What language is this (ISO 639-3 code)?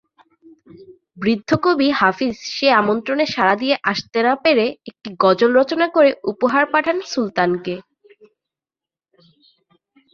ben